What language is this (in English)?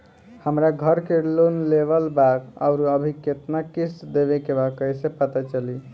Bhojpuri